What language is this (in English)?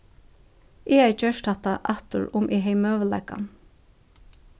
Faroese